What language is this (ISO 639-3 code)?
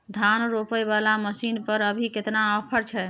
mai